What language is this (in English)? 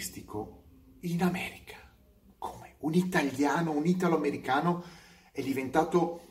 Italian